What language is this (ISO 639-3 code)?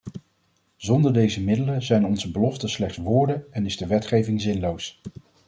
nld